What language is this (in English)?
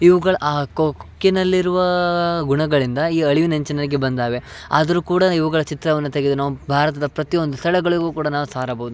Kannada